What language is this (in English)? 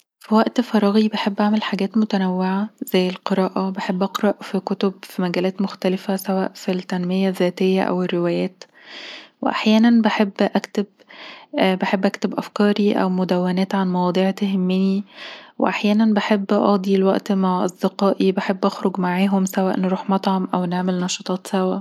Egyptian Arabic